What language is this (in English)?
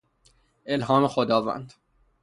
Persian